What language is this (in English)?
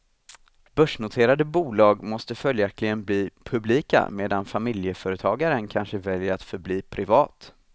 Swedish